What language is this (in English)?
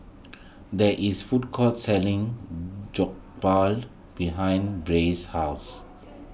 English